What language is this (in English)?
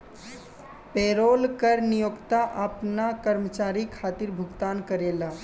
Bhojpuri